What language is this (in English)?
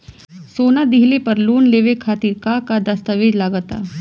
Bhojpuri